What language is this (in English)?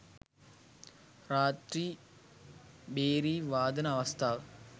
Sinhala